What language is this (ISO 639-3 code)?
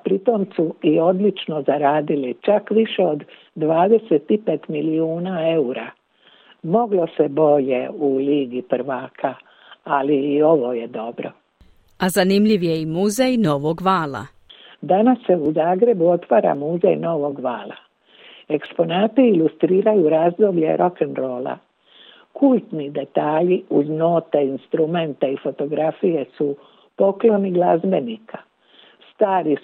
hrv